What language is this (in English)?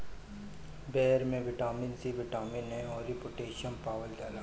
Bhojpuri